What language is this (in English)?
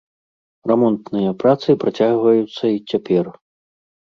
Belarusian